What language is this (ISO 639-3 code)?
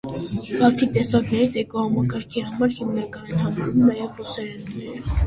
hye